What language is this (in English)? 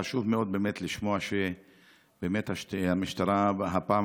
Hebrew